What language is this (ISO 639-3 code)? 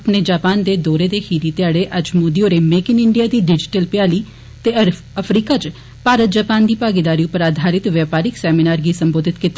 doi